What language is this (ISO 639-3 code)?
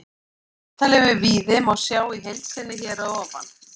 isl